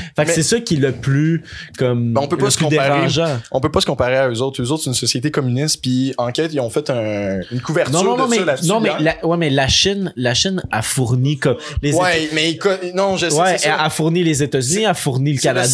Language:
French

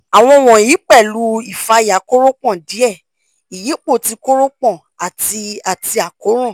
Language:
Yoruba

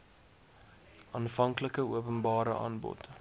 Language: Afrikaans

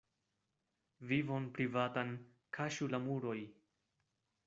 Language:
Esperanto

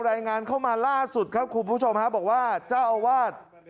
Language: Thai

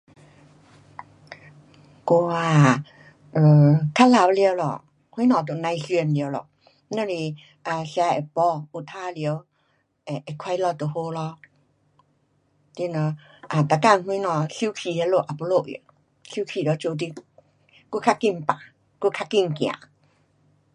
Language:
Pu-Xian Chinese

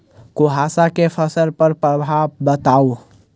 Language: Maithili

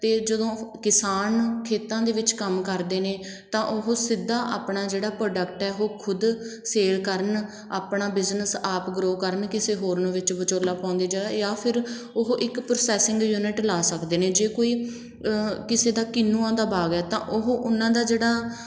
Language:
Punjabi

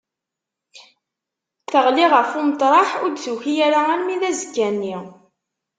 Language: Kabyle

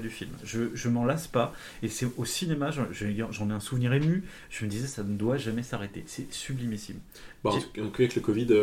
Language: French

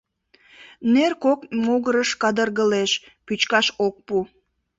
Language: Mari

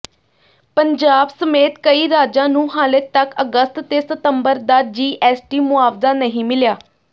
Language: Punjabi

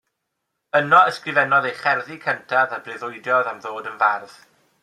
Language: Welsh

